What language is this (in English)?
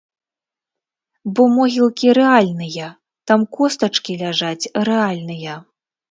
Belarusian